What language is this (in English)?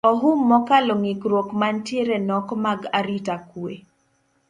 Luo (Kenya and Tanzania)